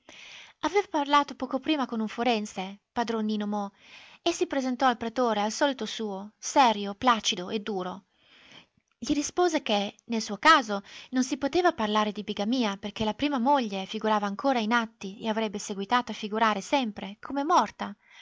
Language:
Italian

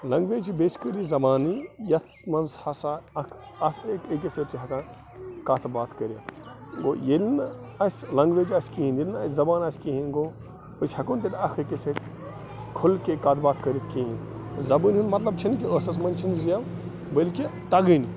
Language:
Kashmiri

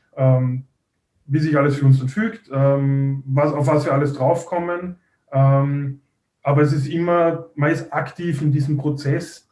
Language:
German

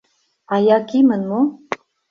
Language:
Mari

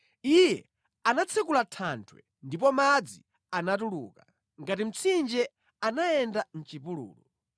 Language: Nyanja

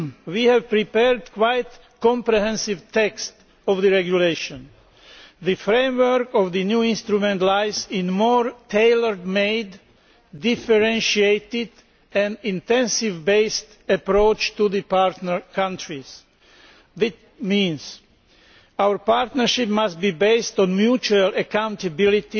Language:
English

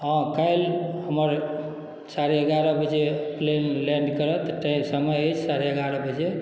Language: Maithili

